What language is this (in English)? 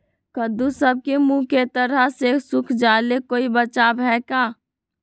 Magahi